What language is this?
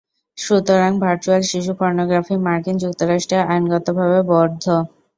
Bangla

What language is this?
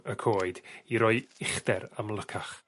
Welsh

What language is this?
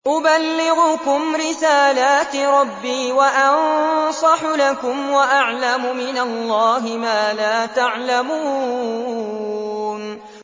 Arabic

